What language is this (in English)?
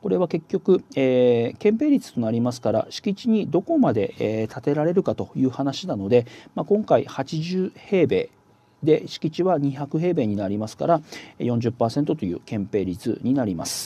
Japanese